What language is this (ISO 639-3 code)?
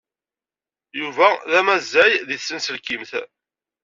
kab